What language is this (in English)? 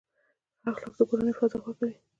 Pashto